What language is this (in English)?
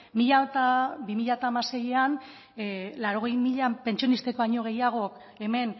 Basque